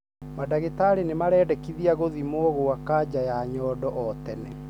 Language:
Kikuyu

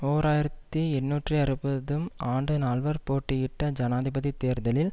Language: Tamil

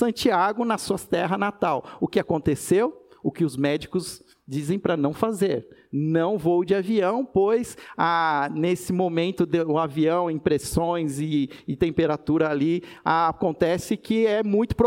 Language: Portuguese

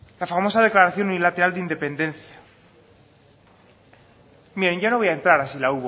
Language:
Spanish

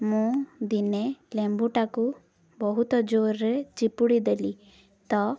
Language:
Odia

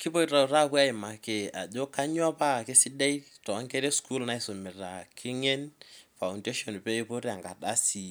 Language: Masai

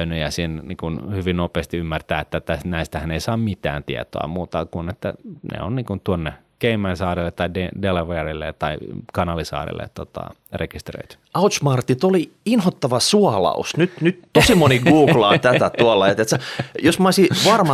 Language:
Finnish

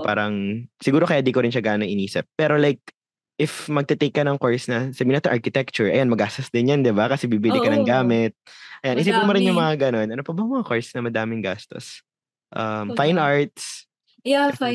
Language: Filipino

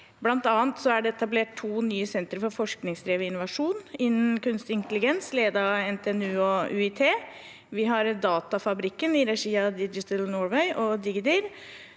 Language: Norwegian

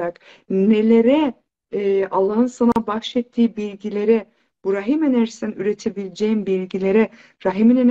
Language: Turkish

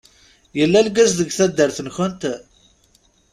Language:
Kabyle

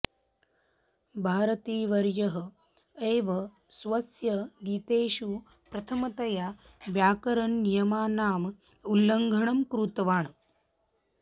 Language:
Sanskrit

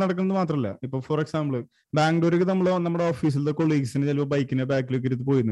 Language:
Malayalam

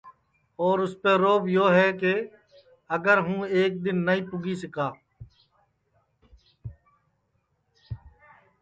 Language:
Sansi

